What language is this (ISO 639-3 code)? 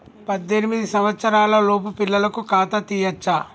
tel